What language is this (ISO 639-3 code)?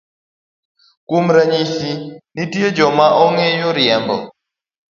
luo